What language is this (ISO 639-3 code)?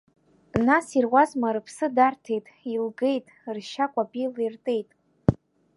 abk